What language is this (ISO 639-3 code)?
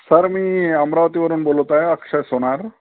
mar